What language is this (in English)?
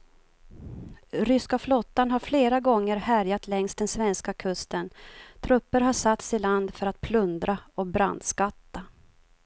Swedish